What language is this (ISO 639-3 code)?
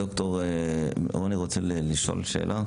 heb